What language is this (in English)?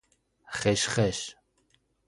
Persian